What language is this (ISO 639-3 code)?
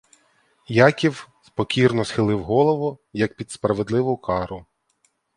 ukr